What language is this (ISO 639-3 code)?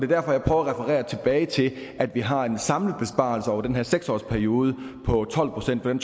dan